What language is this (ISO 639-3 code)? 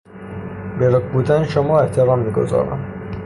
fas